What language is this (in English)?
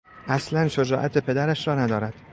Persian